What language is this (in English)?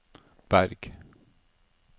Norwegian